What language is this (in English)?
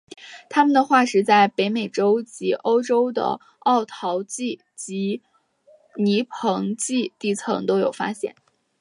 Chinese